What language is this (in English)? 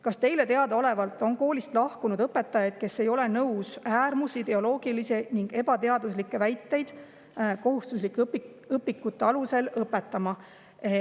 Estonian